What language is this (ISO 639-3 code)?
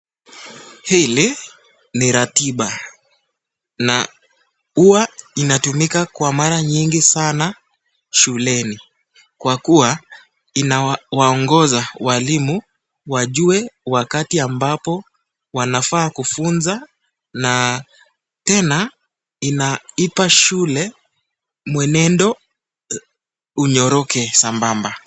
swa